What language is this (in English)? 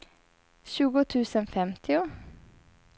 Swedish